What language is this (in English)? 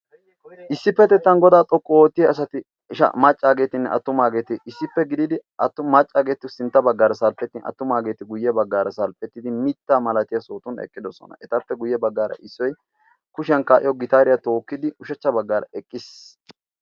Wolaytta